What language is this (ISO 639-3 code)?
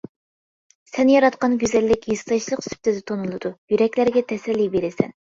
uig